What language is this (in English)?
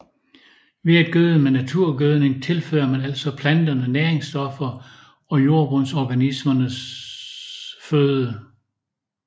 Danish